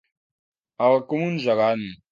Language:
Catalan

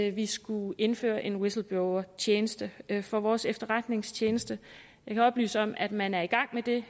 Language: Danish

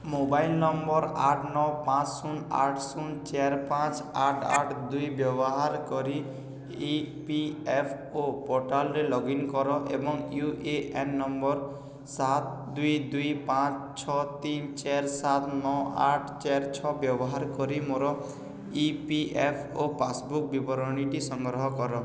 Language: Odia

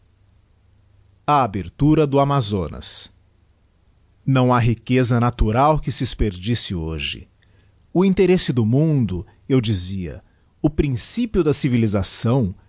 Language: Portuguese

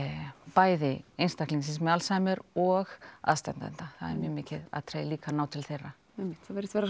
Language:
Icelandic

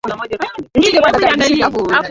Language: Swahili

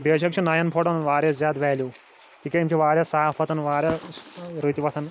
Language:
Kashmiri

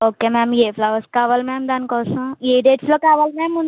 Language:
Telugu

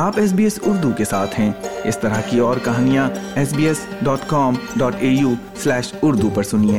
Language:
Urdu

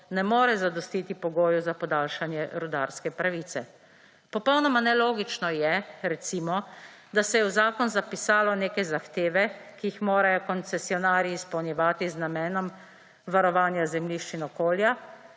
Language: Slovenian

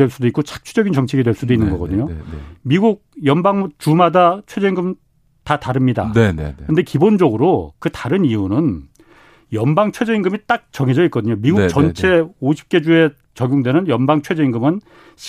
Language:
Korean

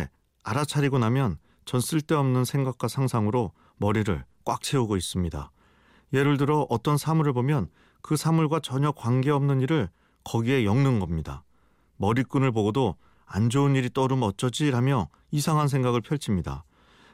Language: Korean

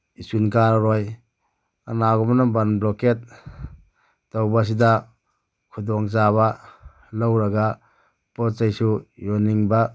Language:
Manipuri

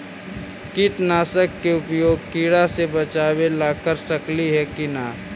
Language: Magahi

